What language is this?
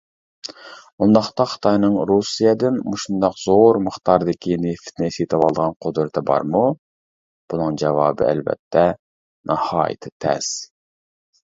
Uyghur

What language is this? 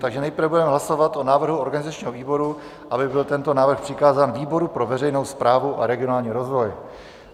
Czech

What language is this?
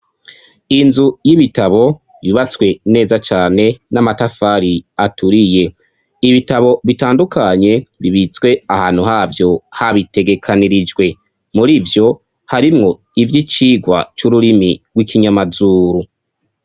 Rundi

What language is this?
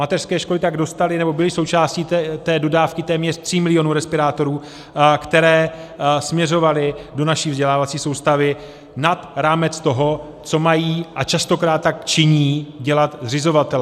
Czech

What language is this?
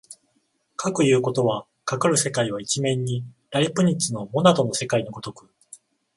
Japanese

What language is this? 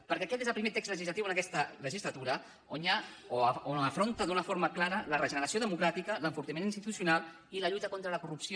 Catalan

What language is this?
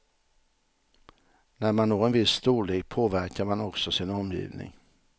Swedish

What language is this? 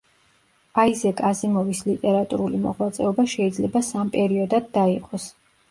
Georgian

